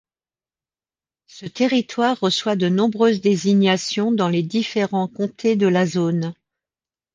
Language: French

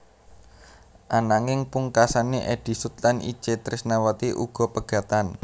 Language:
Javanese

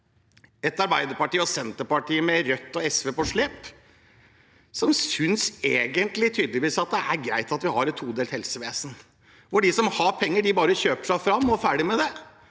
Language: Norwegian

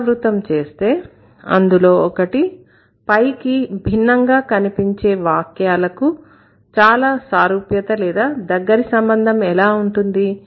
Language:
Telugu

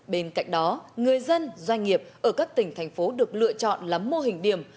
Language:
Vietnamese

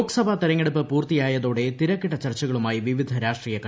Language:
Malayalam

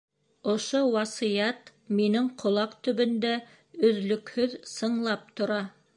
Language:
Bashkir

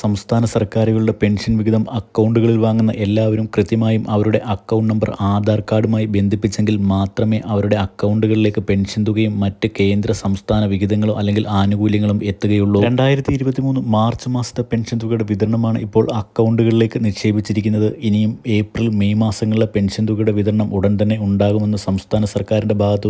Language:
Romanian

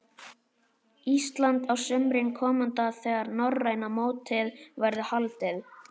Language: Icelandic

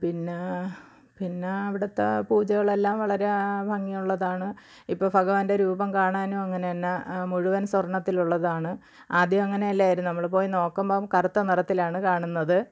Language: Malayalam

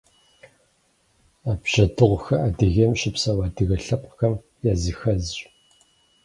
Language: Kabardian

